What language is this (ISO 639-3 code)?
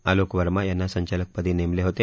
mar